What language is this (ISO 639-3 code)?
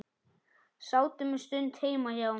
isl